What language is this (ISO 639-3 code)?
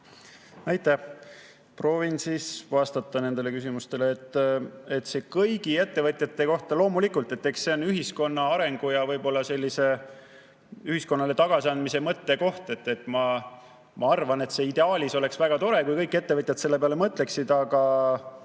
est